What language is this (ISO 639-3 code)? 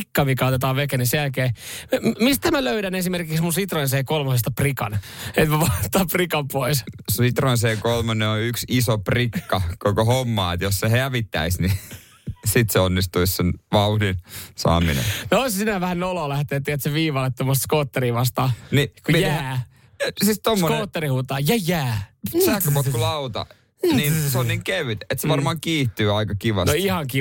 fin